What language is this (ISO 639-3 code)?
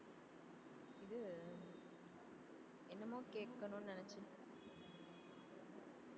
tam